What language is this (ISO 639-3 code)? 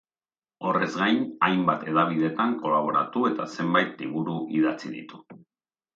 eus